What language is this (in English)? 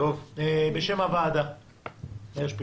Hebrew